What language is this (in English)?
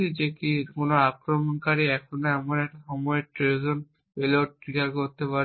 Bangla